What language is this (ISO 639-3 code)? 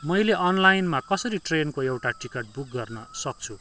nep